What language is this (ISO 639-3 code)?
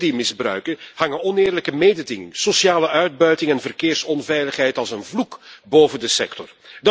nld